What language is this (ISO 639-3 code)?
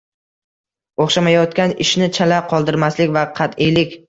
uzb